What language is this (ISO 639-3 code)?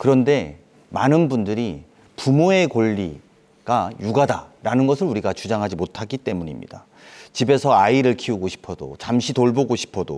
kor